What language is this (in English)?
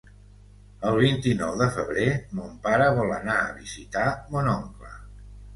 Catalan